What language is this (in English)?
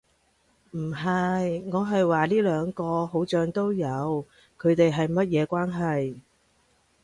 Cantonese